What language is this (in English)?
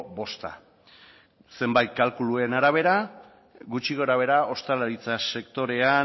Basque